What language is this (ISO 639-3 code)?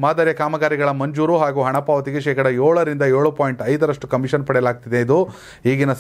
ron